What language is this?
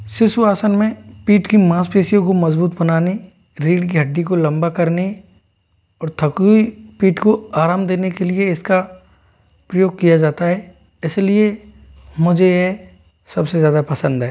Hindi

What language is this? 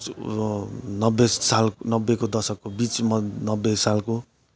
Nepali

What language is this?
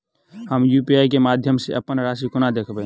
Maithili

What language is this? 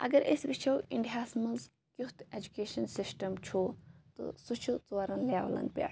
Kashmiri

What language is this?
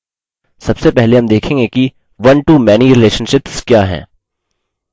Hindi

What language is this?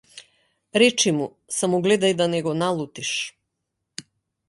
Macedonian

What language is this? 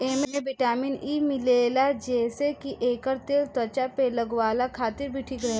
Bhojpuri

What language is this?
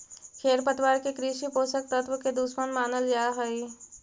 Magahi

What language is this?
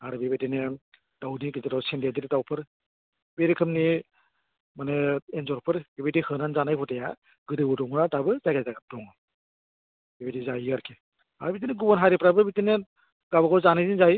Bodo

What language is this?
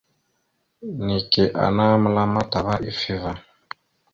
Mada (Cameroon)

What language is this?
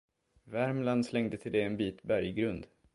Swedish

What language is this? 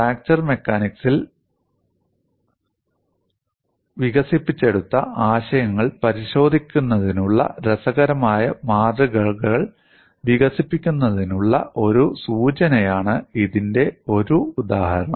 Malayalam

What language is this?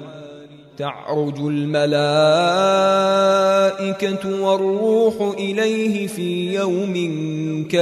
Arabic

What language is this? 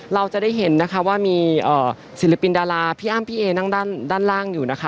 Thai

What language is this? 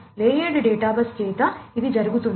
Telugu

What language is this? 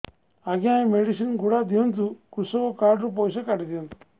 Odia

